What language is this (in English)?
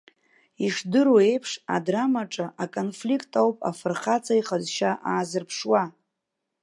Abkhazian